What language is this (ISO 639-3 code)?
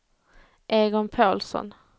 swe